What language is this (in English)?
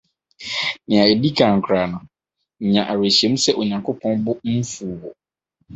Akan